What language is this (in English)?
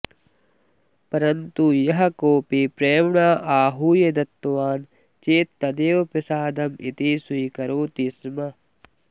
Sanskrit